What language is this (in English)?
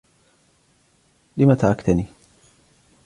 Arabic